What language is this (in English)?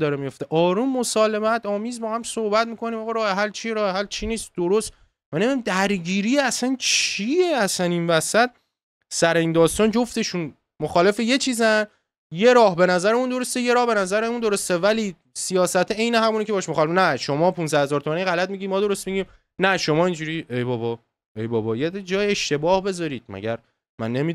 Persian